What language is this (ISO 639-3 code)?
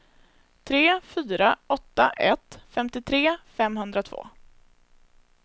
swe